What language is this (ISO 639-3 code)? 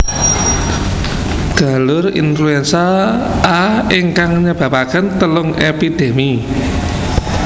jav